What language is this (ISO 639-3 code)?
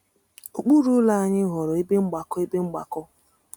ibo